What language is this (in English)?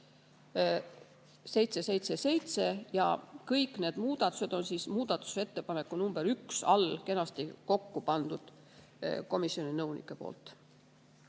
Estonian